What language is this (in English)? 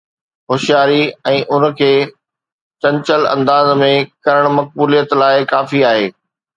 Sindhi